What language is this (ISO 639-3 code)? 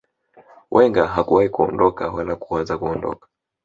swa